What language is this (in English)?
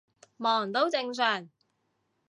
Cantonese